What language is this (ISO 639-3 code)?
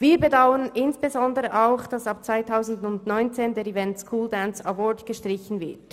gsw